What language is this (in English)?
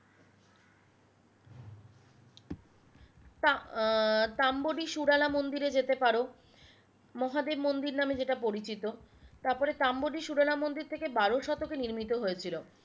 Bangla